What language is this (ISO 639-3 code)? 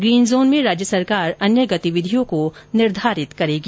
hin